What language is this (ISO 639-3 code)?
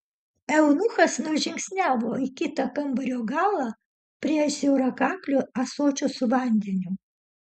lit